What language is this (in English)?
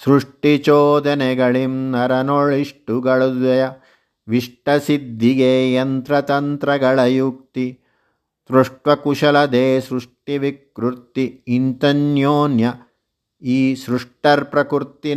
Kannada